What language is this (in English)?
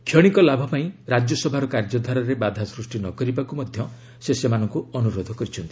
Odia